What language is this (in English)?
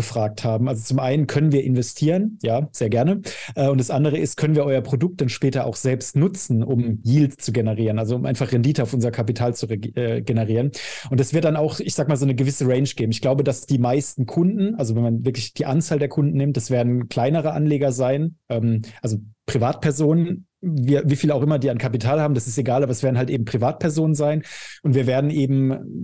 German